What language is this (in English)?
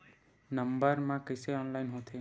Chhattisgarhi